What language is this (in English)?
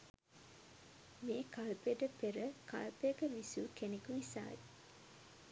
Sinhala